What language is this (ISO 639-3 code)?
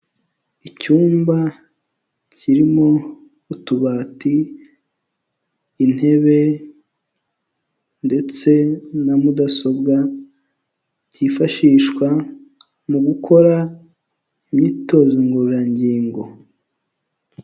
kin